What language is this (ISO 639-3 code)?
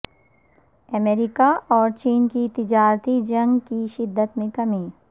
urd